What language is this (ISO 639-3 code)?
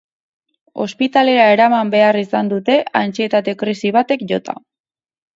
eus